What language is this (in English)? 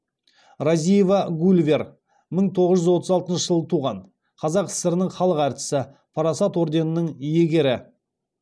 Kazakh